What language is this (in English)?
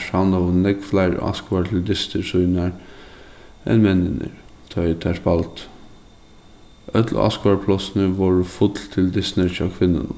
Faroese